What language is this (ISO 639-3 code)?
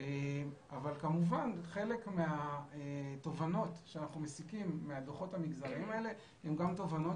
heb